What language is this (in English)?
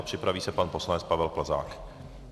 Czech